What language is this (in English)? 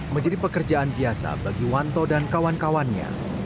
Indonesian